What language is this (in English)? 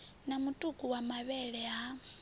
Venda